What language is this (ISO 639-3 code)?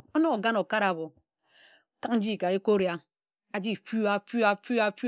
etu